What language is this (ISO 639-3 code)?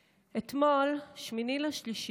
heb